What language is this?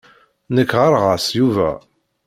Kabyle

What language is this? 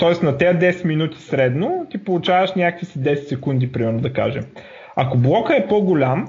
Bulgarian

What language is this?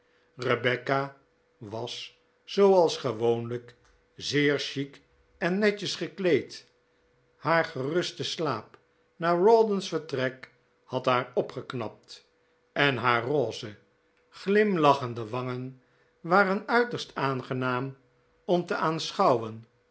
Dutch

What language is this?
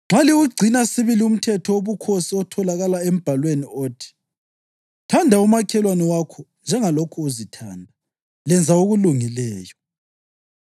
North Ndebele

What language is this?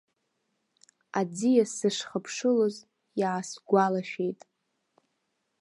Abkhazian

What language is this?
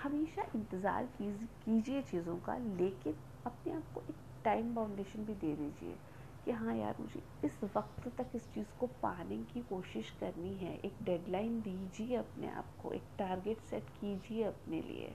Hindi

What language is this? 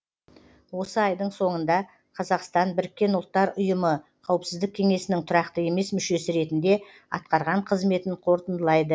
Kazakh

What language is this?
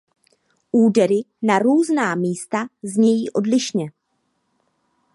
Czech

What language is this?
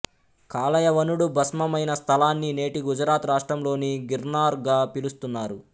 Telugu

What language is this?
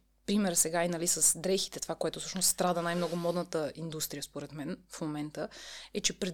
Bulgarian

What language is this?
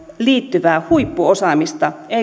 Finnish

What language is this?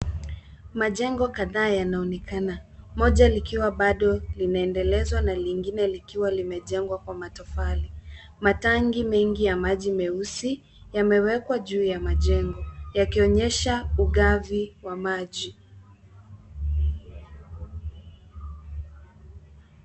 Swahili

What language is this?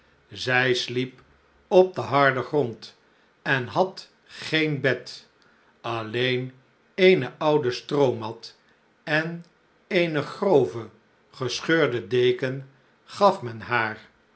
Dutch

